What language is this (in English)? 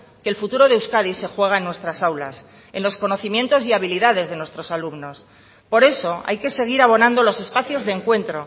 Spanish